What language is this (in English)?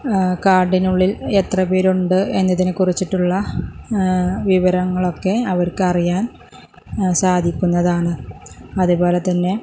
Malayalam